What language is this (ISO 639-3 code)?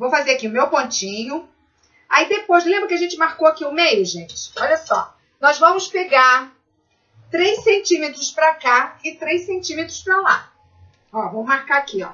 por